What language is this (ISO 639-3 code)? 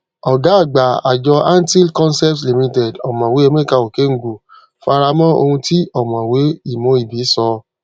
yor